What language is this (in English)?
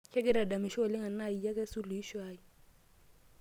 Masai